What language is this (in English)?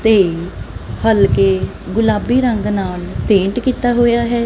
Punjabi